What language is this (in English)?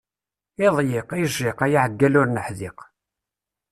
Kabyle